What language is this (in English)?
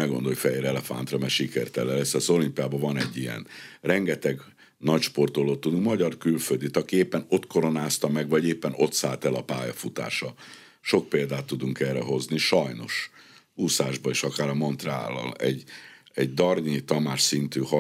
Hungarian